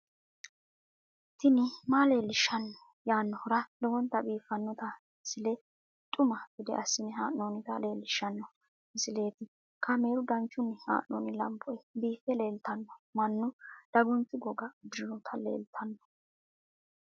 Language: Sidamo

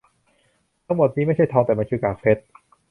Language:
Thai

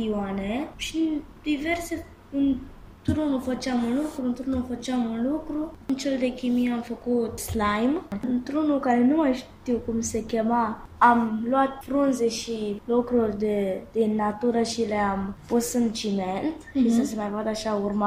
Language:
Romanian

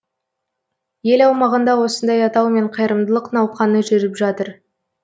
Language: Kazakh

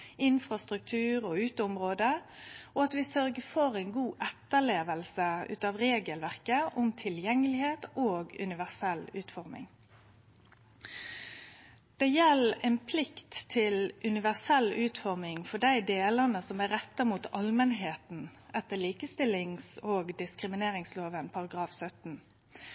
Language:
Norwegian Nynorsk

